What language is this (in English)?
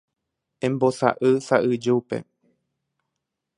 Guarani